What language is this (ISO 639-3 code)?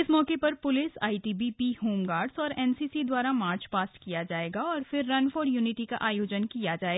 hin